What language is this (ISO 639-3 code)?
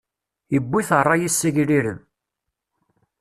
kab